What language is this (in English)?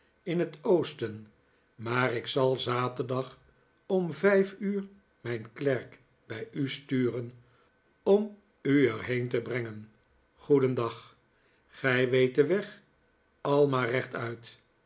Dutch